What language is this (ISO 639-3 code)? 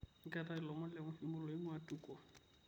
mas